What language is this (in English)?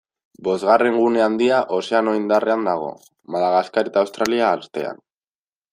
Basque